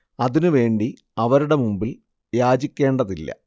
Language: Malayalam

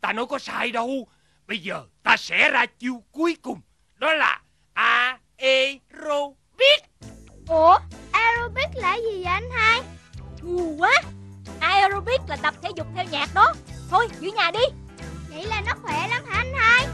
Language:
Vietnamese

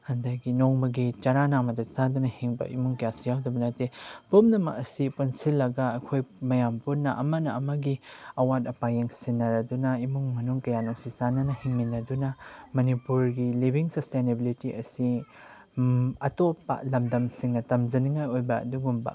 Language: Manipuri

